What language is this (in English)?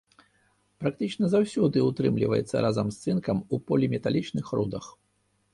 Belarusian